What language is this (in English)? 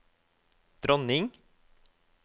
Norwegian